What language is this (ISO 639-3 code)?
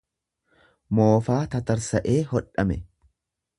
orm